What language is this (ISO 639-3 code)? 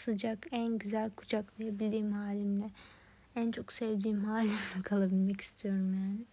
tur